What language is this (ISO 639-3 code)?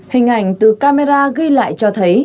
vie